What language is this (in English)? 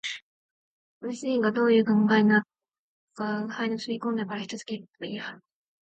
Japanese